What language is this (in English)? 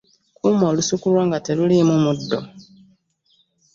Ganda